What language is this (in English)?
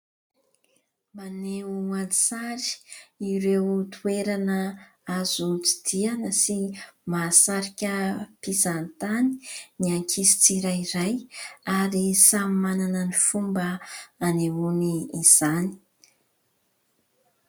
Malagasy